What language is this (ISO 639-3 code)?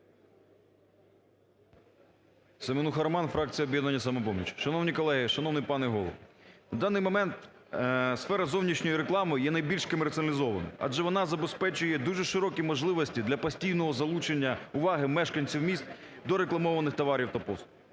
ukr